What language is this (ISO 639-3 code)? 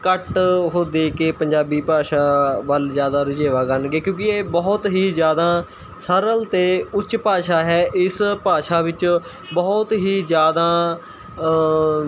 pan